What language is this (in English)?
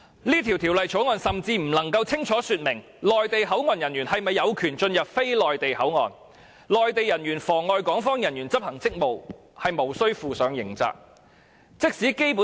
Cantonese